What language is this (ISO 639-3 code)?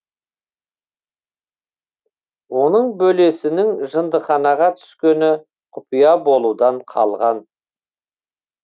kaz